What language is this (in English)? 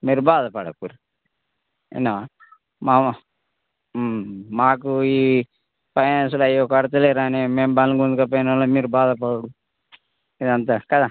Telugu